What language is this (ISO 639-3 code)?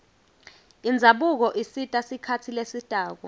ssw